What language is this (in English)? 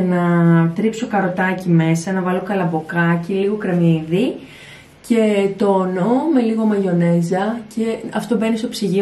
Greek